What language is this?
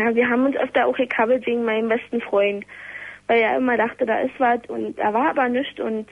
German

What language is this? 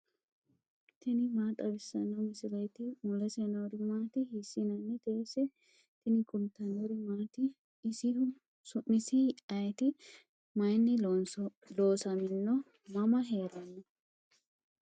Sidamo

